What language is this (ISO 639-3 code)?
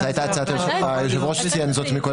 heb